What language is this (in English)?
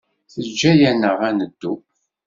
Kabyle